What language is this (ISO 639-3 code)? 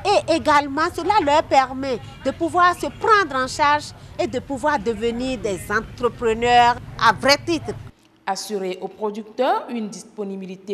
fra